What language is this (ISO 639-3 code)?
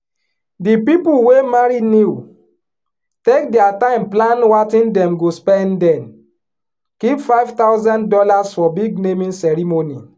pcm